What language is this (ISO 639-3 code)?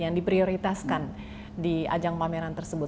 ind